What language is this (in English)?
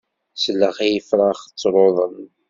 Kabyle